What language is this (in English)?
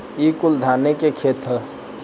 Bhojpuri